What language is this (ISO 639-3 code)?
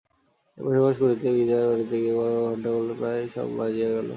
ben